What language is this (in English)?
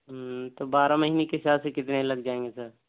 Urdu